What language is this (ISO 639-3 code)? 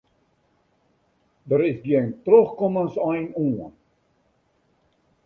fry